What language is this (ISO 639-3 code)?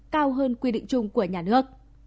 vie